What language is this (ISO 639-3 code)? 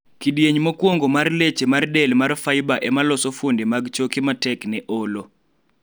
luo